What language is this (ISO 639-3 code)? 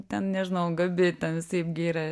lit